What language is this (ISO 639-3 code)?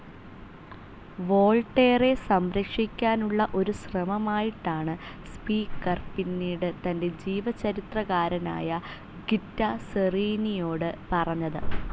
mal